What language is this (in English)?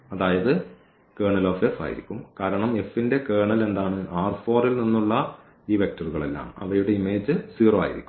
Malayalam